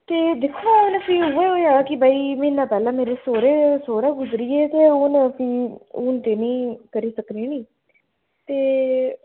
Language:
Dogri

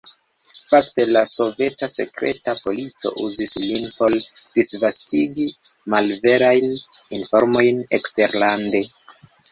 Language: Esperanto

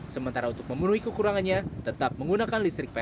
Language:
Indonesian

